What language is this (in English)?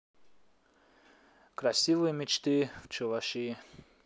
Russian